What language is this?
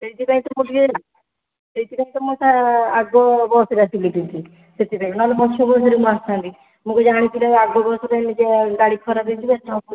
Odia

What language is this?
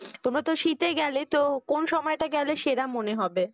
Bangla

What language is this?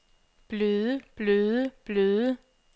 Danish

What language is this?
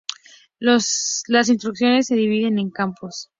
Spanish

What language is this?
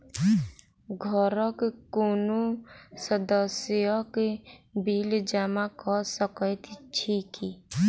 Maithili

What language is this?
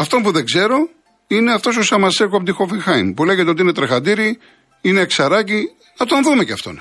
Greek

